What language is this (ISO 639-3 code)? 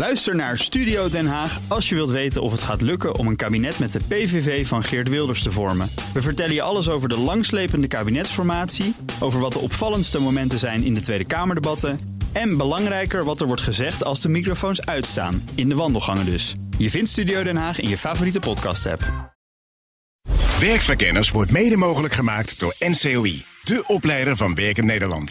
nld